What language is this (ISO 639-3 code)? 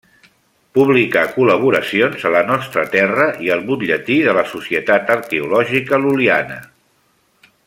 cat